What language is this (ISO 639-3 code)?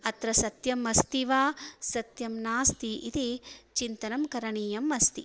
san